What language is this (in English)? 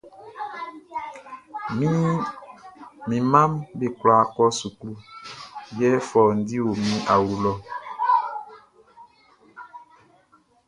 Baoulé